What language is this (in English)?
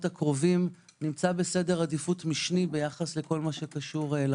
Hebrew